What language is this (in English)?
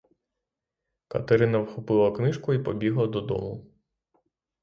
Ukrainian